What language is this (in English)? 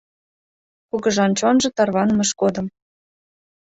Mari